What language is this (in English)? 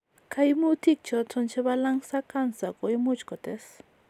Kalenjin